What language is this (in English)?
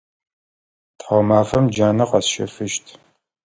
Adyghe